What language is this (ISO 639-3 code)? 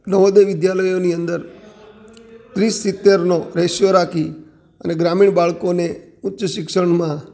guj